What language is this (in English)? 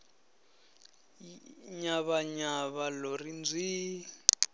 Venda